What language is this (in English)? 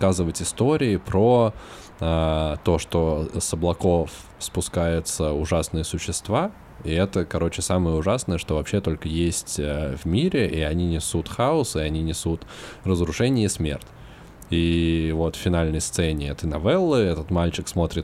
Russian